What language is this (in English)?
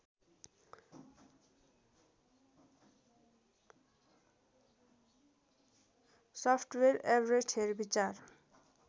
Nepali